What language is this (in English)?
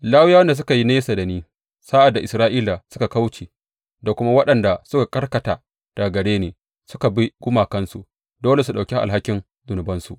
Hausa